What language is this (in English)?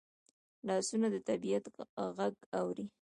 Pashto